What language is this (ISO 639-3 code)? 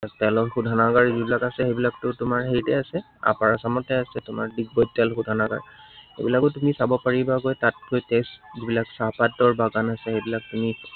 asm